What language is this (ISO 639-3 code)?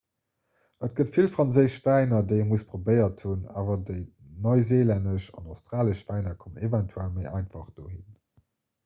ltz